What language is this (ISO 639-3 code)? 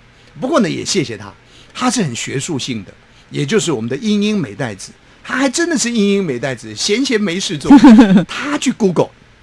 zho